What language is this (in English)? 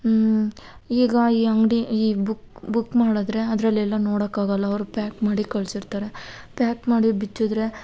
Kannada